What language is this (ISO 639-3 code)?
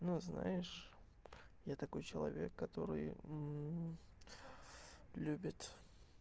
rus